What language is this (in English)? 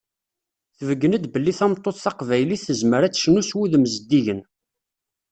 Kabyle